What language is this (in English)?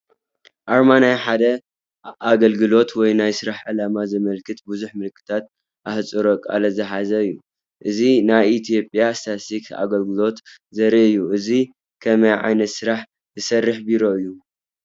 Tigrinya